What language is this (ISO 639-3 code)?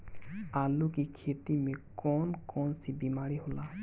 bho